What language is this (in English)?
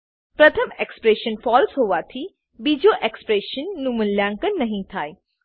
Gujarati